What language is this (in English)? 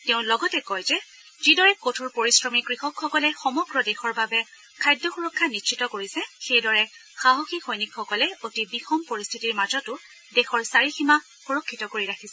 Assamese